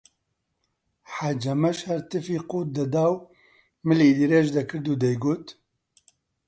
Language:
Central Kurdish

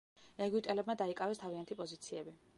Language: Georgian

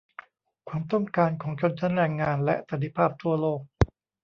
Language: Thai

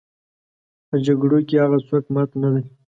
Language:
Pashto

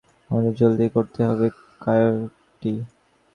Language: Bangla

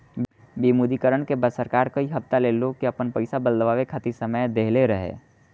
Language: Bhojpuri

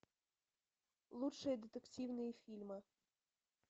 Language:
Russian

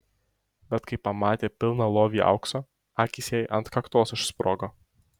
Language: Lithuanian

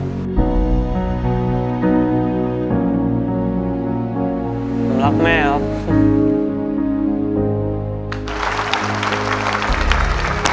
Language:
Thai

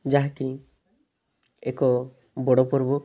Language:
Odia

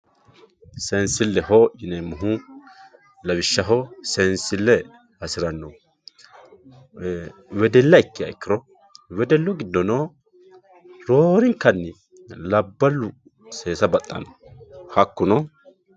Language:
Sidamo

